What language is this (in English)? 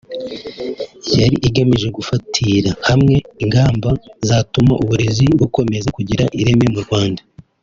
Kinyarwanda